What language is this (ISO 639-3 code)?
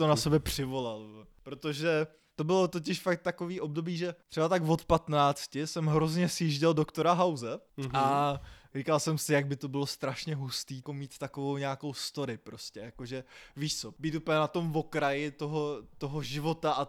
ces